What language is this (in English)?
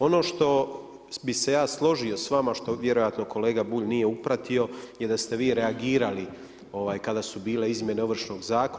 Croatian